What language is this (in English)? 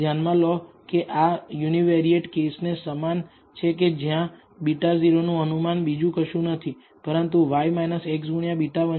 Gujarati